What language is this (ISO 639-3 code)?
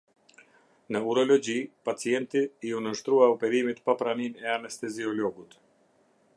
sqi